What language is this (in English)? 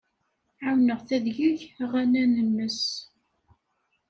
Kabyle